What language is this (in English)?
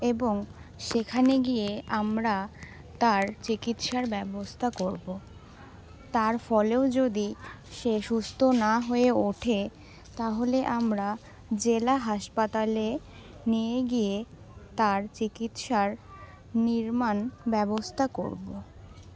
Bangla